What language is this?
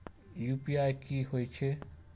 Maithili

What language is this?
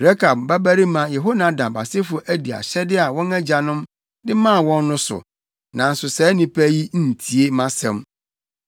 Akan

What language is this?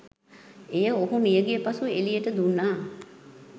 Sinhala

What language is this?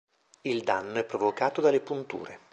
Italian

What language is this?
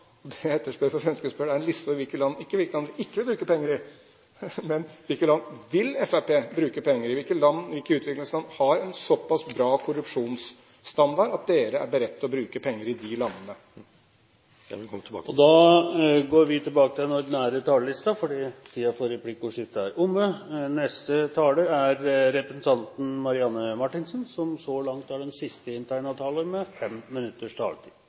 Norwegian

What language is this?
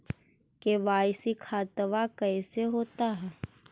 Magahi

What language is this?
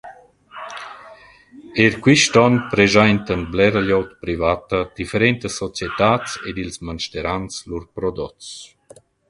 Romansh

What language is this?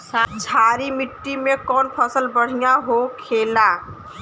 Bhojpuri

